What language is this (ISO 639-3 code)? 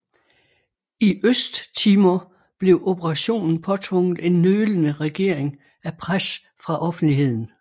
dan